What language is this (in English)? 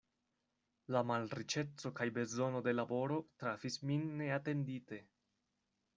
Esperanto